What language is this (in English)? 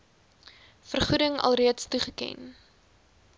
Afrikaans